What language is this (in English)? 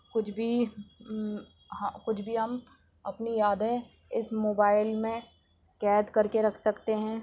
Urdu